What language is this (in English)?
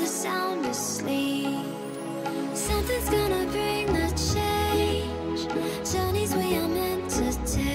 English